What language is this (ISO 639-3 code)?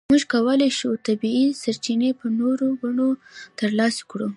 pus